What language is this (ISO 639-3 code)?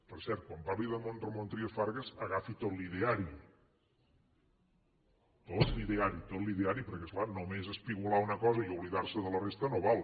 cat